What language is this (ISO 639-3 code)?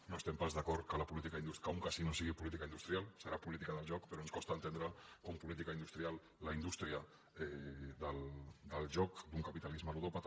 cat